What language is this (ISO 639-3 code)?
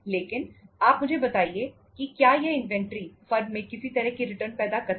hin